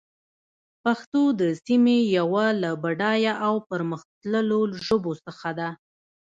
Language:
Pashto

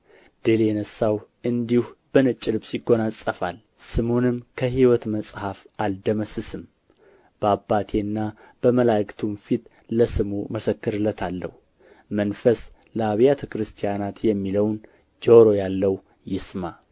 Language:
Amharic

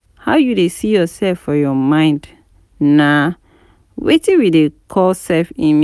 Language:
Nigerian Pidgin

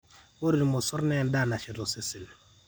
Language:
Masai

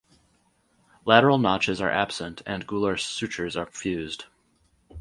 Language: English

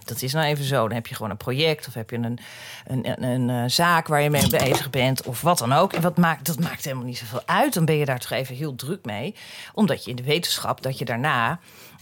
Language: Dutch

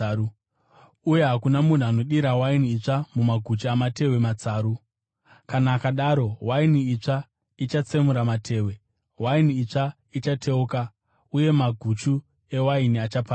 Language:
Shona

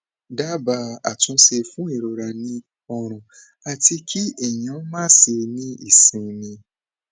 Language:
Yoruba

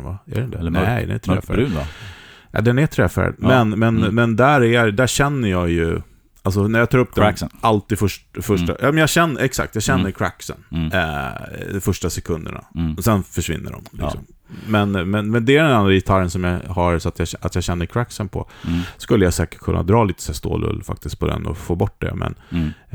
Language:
Swedish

